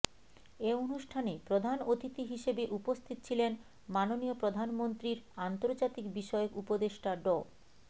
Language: Bangla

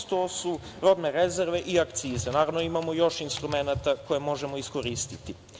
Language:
Serbian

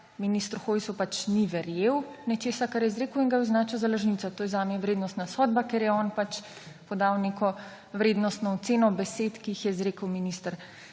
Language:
Slovenian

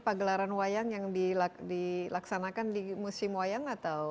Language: Indonesian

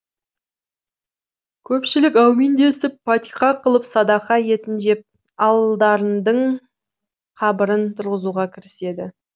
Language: Kazakh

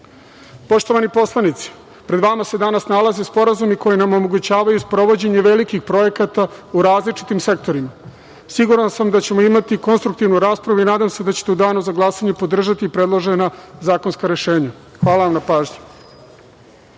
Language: Serbian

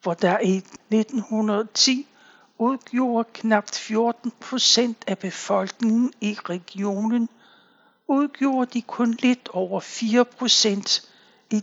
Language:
Danish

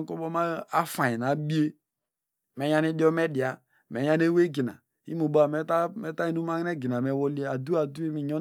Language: Degema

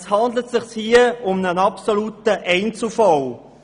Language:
Swiss German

